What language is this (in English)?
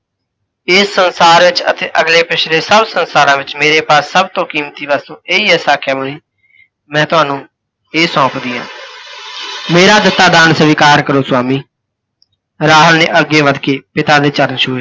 Punjabi